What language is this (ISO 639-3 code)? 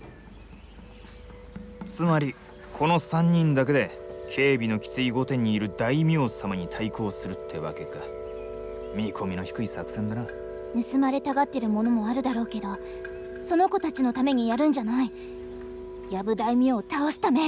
jpn